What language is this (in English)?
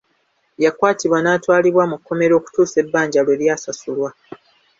Ganda